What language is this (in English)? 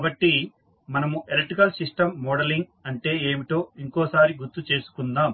Telugu